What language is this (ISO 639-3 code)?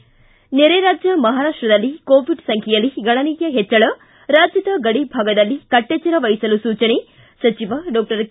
kan